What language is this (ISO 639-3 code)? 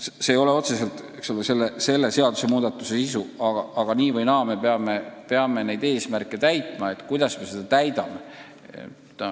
est